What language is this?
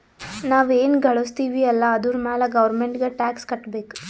Kannada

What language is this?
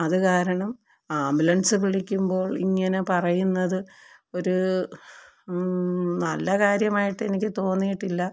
Malayalam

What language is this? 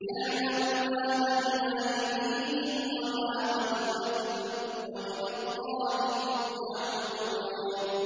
Arabic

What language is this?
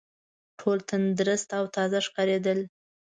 Pashto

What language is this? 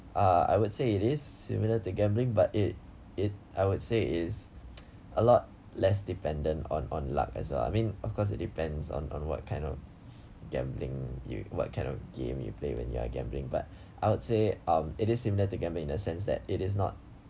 English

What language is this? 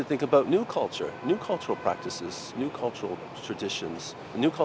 Vietnamese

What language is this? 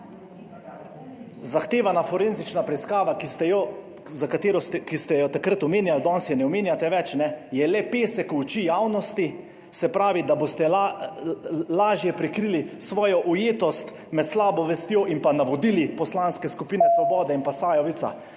Slovenian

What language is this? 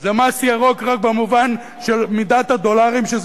Hebrew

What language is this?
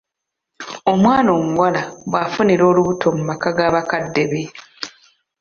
Ganda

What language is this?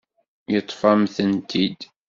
Kabyle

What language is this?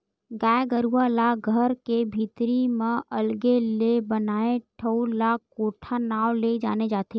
Chhattisgarhi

